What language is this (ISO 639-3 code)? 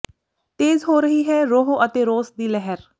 pan